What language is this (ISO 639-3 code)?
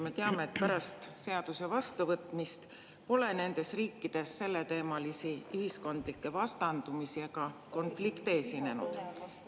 est